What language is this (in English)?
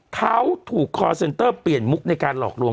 Thai